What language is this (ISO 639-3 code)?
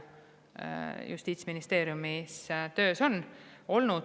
est